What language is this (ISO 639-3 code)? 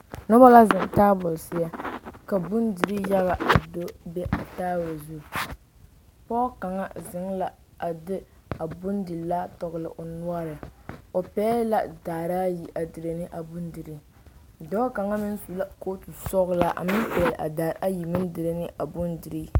dga